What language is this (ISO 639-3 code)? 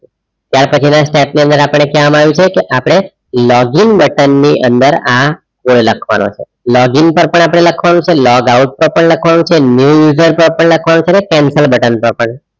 guj